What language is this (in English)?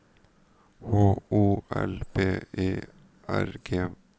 Norwegian